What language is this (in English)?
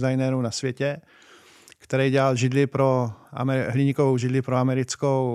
Czech